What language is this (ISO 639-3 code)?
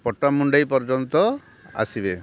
ori